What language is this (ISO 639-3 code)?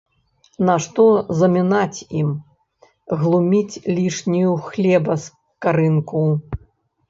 bel